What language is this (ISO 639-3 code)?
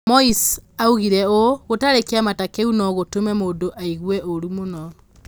kik